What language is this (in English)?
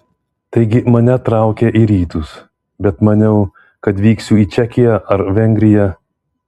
Lithuanian